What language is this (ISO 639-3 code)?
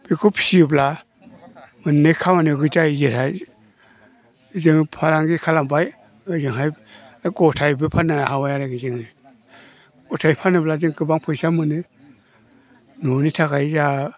brx